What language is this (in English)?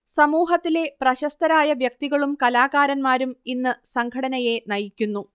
Malayalam